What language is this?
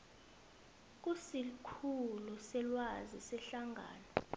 South Ndebele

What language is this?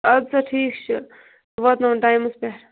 Kashmiri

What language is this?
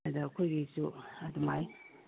Manipuri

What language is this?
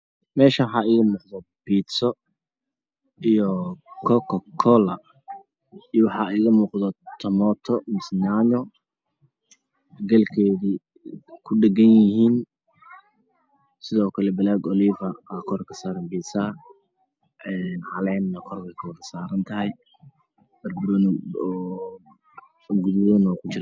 Somali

